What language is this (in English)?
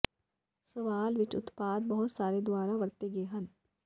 Punjabi